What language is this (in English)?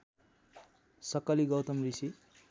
Nepali